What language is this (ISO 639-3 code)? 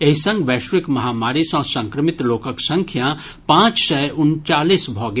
mai